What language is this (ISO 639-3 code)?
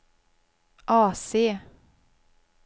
swe